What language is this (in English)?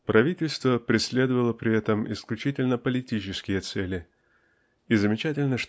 Russian